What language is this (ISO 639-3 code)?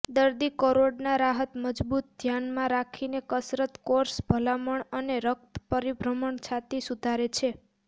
guj